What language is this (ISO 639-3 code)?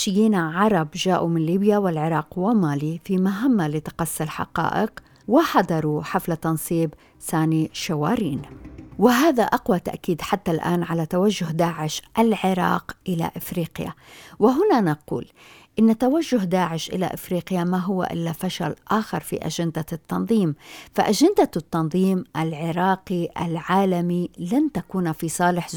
ara